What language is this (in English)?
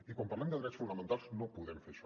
Catalan